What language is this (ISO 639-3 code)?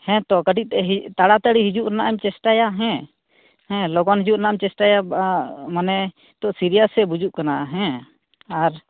sat